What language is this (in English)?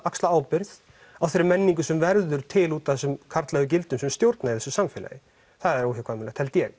Icelandic